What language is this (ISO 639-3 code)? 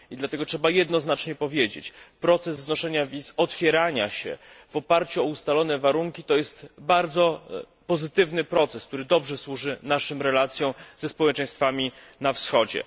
pol